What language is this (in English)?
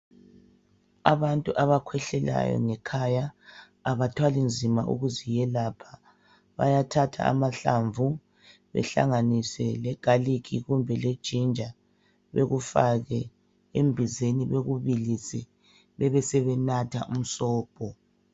North Ndebele